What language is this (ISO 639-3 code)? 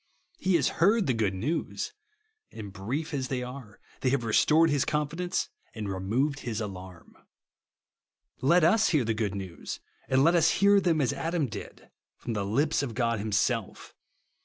eng